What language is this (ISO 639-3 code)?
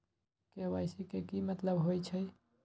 mag